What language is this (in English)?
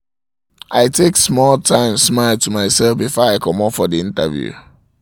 Nigerian Pidgin